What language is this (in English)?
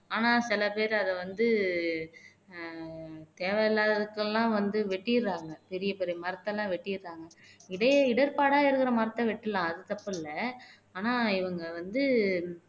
Tamil